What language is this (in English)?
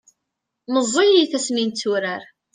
Kabyle